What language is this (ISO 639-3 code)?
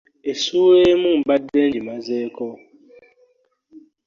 lug